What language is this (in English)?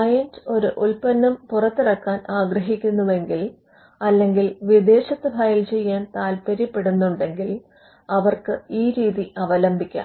Malayalam